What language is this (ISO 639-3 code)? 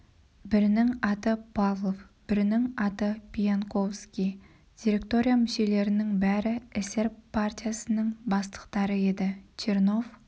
kaz